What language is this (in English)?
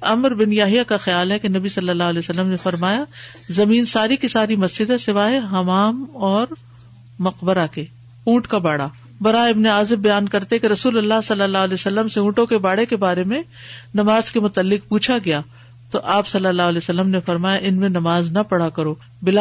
Urdu